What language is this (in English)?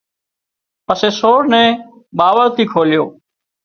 Wadiyara Koli